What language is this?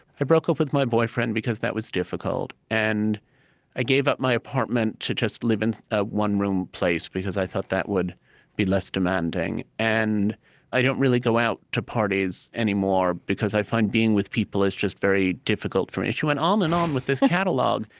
English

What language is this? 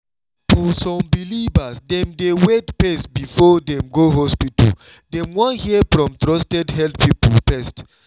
Nigerian Pidgin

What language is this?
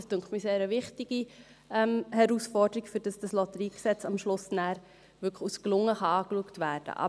Swiss German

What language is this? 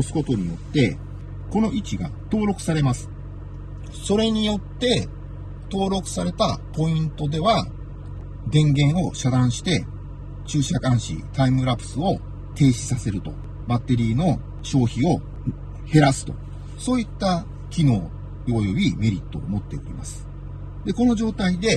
Japanese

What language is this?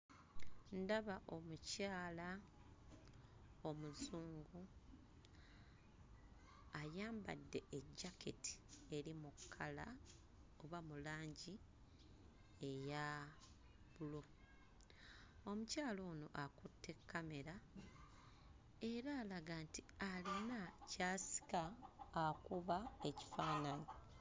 Ganda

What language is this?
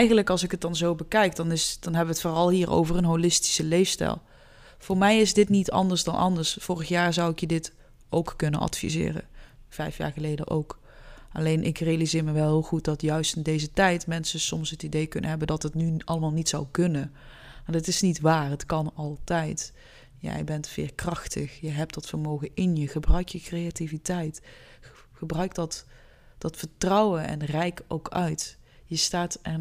Dutch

